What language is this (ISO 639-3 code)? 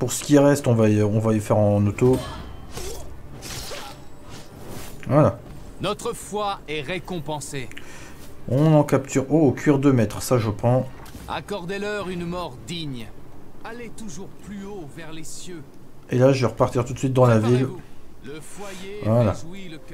fra